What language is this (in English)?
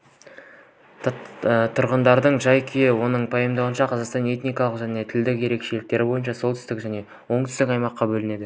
Kazakh